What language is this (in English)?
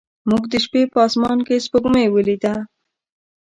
Pashto